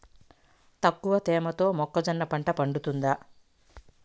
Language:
Telugu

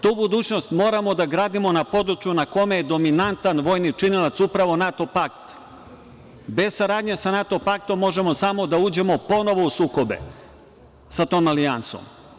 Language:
Serbian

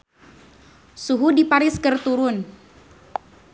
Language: Sundanese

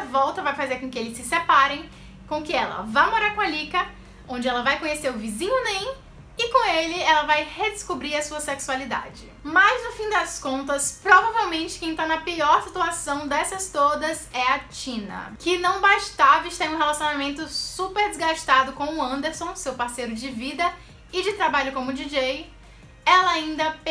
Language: Portuguese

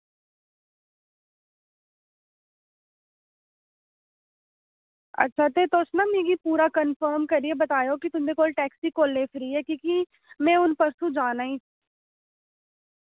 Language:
Dogri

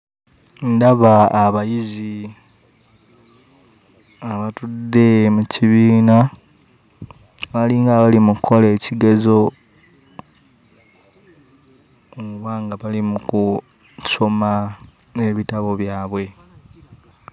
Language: Ganda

